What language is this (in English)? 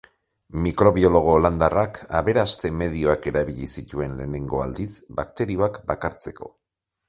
Basque